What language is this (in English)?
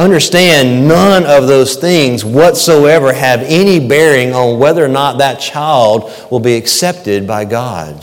English